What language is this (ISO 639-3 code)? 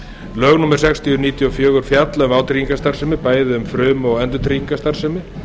isl